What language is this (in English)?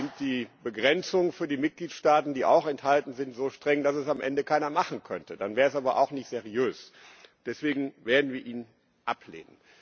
German